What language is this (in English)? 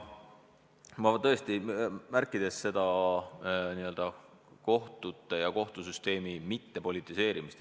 Estonian